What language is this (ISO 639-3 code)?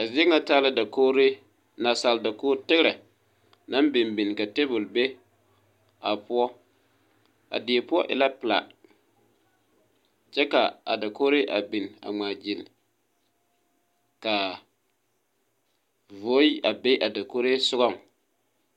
dga